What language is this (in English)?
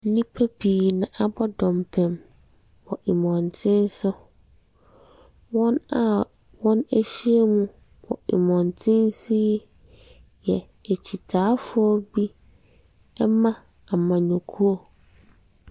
Akan